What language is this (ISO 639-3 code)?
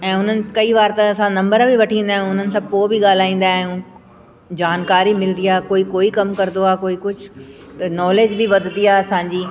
snd